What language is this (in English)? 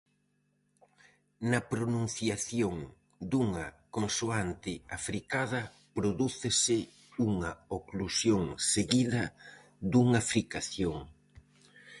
Galician